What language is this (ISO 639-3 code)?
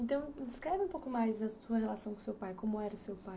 por